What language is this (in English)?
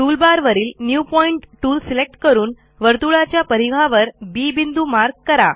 Marathi